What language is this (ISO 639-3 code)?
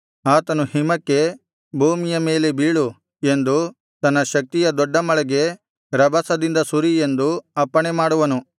kan